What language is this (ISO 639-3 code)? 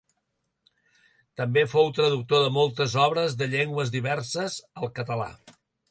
cat